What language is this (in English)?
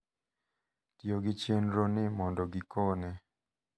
Luo (Kenya and Tanzania)